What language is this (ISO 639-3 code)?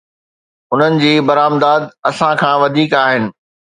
snd